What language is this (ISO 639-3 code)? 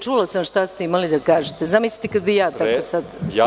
srp